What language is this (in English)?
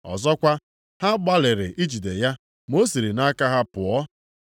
Igbo